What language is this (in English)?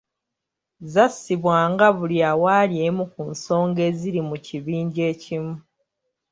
Ganda